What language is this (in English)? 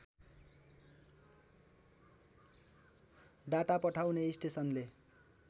Nepali